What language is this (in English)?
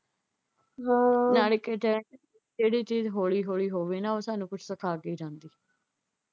Punjabi